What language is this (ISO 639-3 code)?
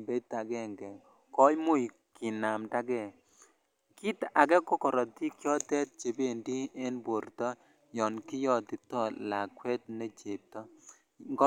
kln